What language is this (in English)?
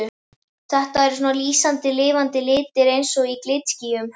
Icelandic